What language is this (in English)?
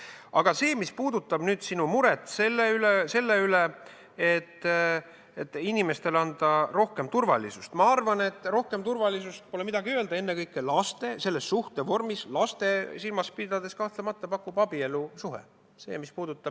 Estonian